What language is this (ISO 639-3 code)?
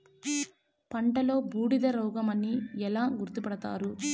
tel